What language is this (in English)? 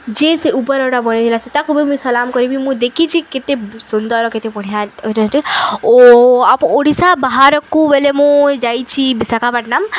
Odia